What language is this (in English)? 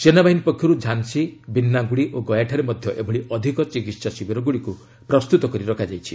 Odia